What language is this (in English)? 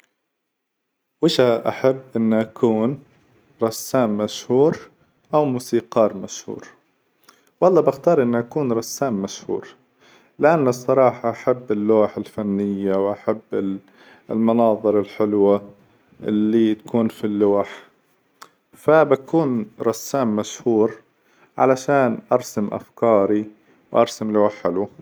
Hijazi Arabic